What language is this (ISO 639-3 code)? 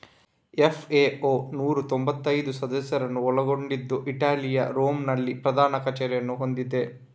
kan